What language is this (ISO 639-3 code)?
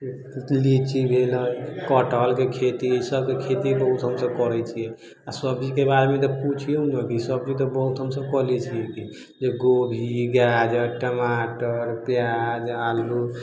mai